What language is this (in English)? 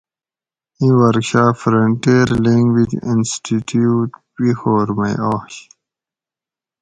Gawri